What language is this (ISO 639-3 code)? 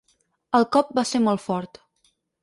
cat